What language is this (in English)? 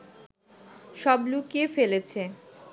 Bangla